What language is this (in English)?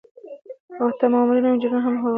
Pashto